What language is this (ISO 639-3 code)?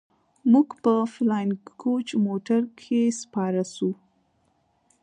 pus